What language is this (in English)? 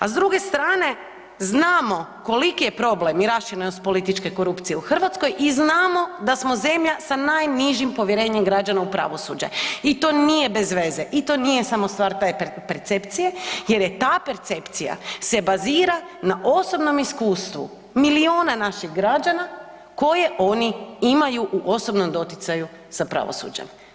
Croatian